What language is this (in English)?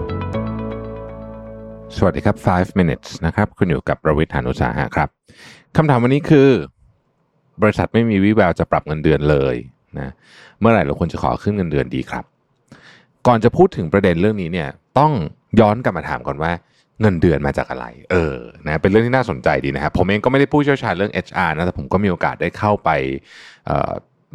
Thai